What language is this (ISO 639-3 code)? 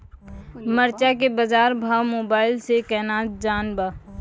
mai